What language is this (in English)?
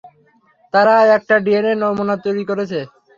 Bangla